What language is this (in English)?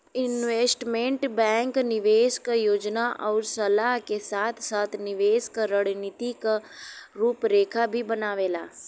Bhojpuri